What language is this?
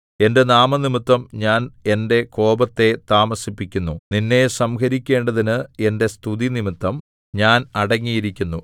Malayalam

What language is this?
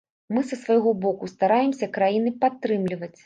Belarusian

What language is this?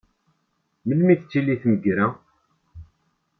Kabyle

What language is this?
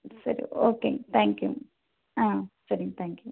Tamil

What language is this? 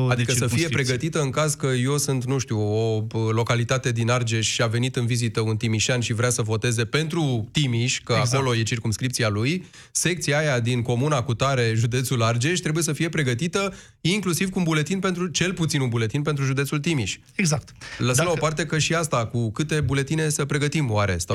Romanian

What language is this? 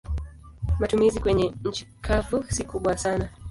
Swahili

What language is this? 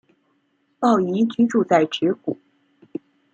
Chinese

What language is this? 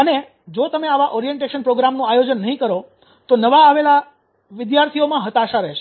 Gujarati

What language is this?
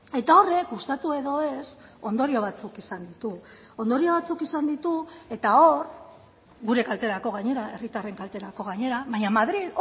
Basque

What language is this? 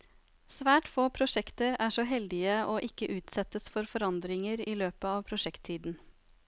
Norwegian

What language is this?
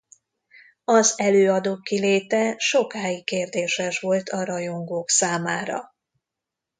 Hungarian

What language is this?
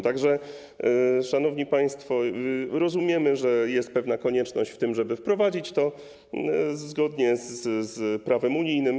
Polish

